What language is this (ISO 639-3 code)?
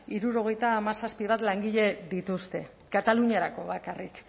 eus